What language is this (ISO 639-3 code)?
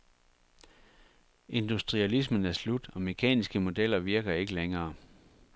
dan